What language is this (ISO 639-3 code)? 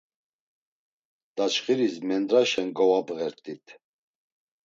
lzz